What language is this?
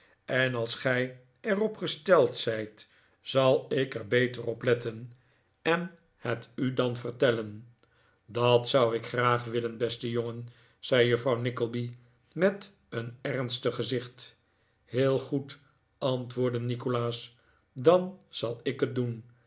Dutch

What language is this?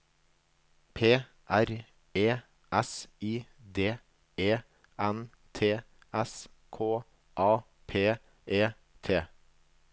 Norwegian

